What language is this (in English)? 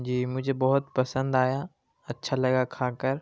Urdu